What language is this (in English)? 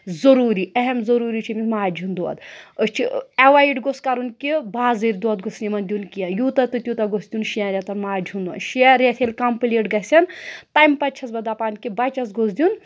Kashmiri